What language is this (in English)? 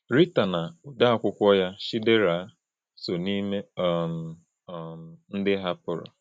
Igbo